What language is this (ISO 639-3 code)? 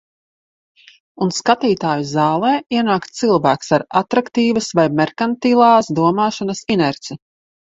lav